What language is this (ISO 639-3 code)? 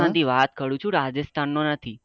guj